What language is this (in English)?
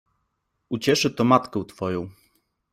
Polish